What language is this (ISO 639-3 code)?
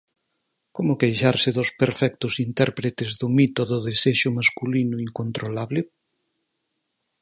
glg